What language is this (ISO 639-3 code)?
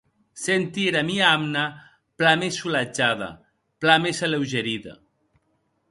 oci